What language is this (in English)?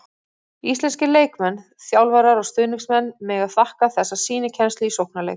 Icelandic